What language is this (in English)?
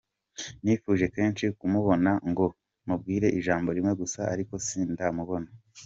Kinyarwanda